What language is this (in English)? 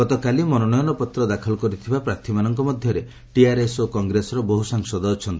Odia